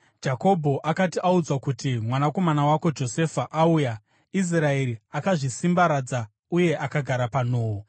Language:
Shona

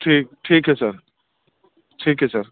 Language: Urdu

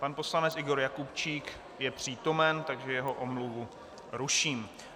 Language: Czech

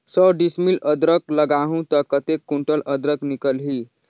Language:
Chhattisgarhi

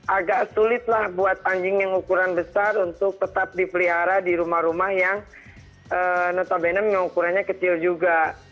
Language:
Indonesian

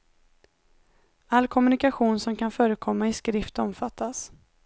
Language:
Swedish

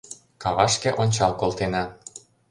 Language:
Mari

